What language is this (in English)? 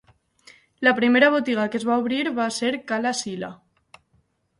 Catalan